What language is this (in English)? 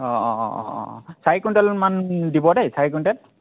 Assamese